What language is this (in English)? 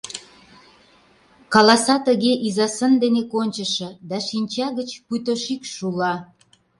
Mari